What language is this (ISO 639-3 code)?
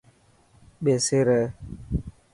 mki